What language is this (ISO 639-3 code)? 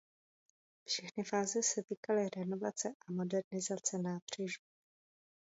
ces